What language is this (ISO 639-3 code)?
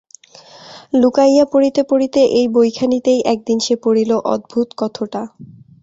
ben